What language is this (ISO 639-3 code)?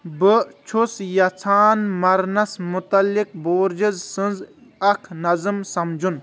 kas